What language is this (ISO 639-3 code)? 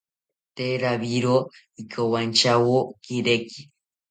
cpy